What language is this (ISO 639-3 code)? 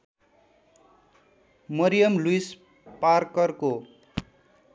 nep